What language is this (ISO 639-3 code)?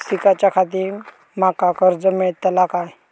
mar